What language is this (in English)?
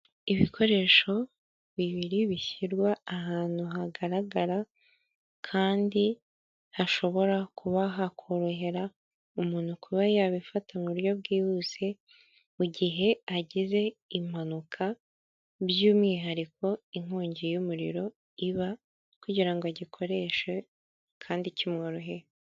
Kinyarwanda